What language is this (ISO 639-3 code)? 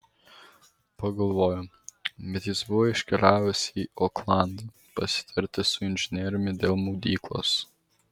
lit